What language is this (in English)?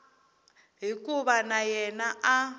Tsonga